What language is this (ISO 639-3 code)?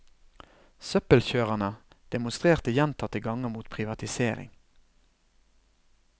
nor